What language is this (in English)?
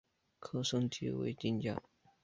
Chinese